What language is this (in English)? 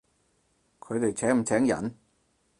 Cantonese